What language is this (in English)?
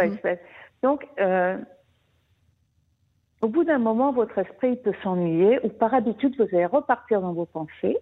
French